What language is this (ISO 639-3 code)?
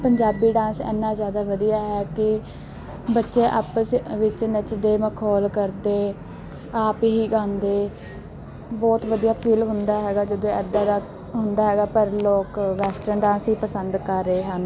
pan